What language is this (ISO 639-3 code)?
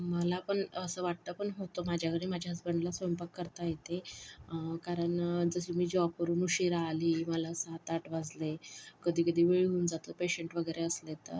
mar